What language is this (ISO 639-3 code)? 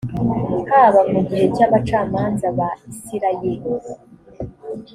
kin